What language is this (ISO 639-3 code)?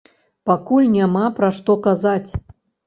bel